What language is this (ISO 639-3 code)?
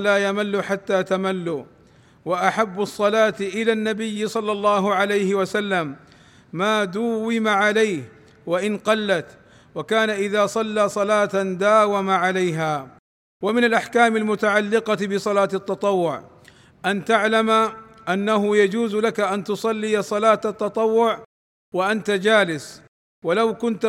ara